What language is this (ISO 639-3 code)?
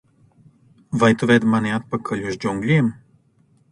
lav